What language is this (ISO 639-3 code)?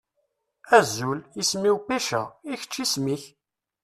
kab